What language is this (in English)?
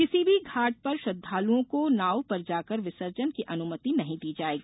Hindi